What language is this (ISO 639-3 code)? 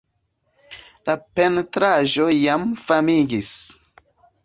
epo